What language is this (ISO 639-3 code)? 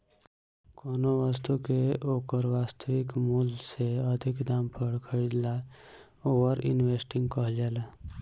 bho